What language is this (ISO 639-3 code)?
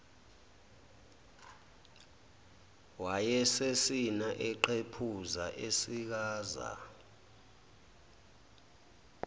zul